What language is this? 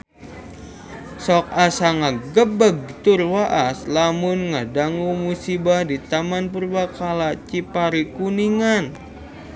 Sundanese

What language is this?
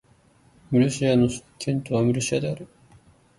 Japanese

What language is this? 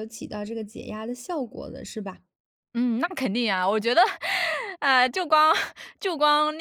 Chinese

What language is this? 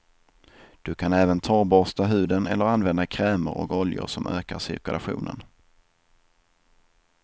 Swedish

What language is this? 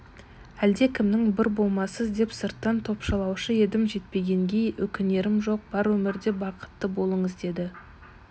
Kazakh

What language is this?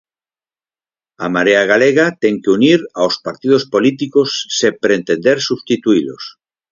Galician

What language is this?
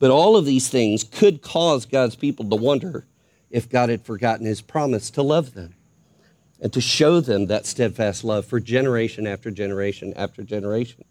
English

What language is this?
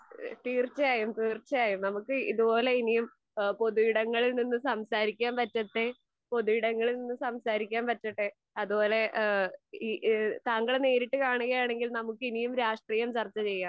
Malayalam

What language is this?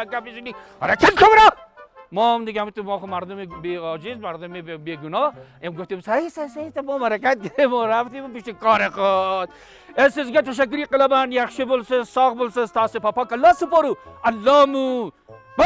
Persian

